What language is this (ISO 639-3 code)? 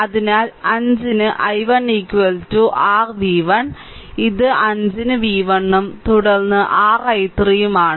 mal